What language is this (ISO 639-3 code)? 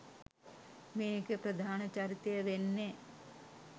sin